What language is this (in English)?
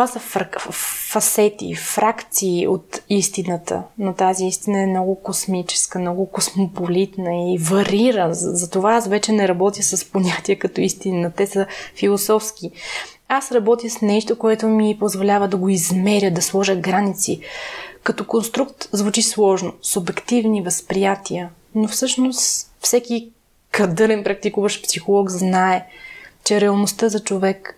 Bulgarian